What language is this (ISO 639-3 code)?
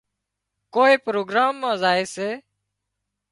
kxp